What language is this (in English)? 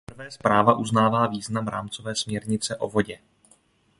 Czech